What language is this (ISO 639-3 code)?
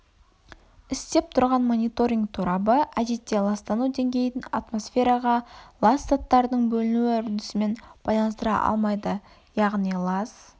kaz